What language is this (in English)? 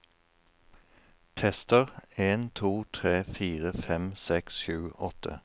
Norwegian